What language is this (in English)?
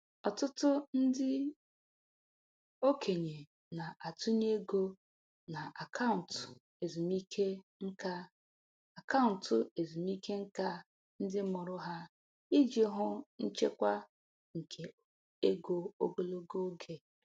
Igbo